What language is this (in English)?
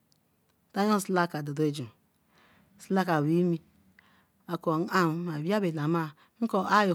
Eleme